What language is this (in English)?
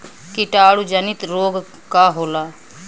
Bhojpuri